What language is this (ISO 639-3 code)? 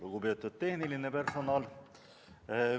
est